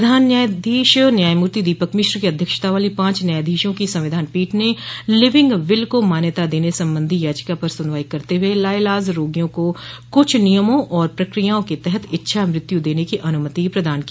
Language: Hindi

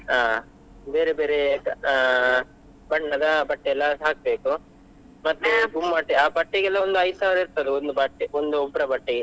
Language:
Kannada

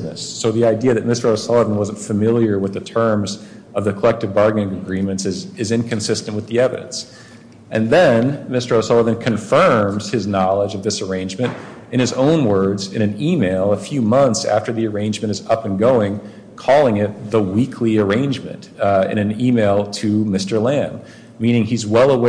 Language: English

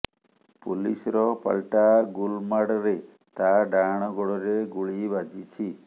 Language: Odia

